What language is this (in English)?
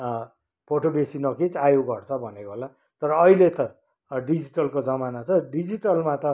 Nepali